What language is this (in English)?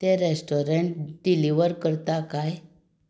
Konkani